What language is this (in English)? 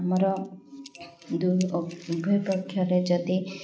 Odia